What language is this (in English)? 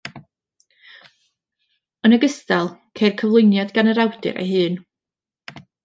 Welsh